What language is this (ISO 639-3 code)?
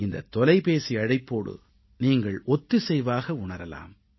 tam